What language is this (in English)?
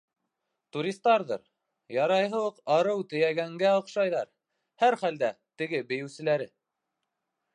Bashkir